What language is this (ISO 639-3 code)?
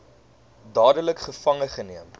afr